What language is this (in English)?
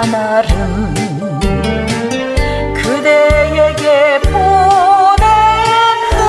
Korean